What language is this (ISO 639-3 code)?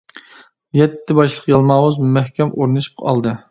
uig